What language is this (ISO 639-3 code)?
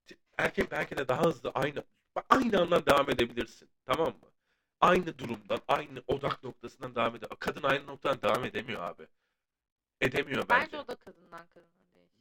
tur